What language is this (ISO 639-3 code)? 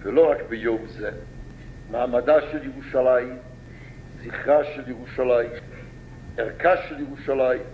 heb